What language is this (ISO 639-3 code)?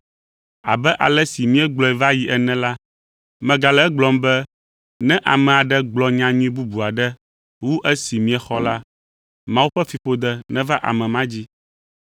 ewe